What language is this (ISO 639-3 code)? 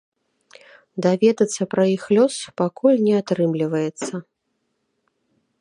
bel